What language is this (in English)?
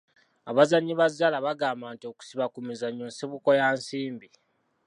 Ganda